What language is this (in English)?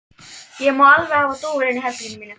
Icelandic